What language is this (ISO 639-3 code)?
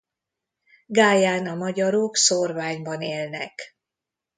hun